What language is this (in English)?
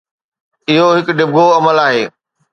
Sindhi